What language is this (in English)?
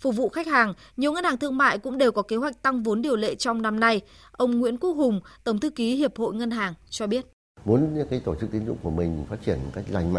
Vietnamese